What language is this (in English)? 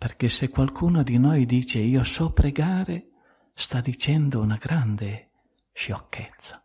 Italian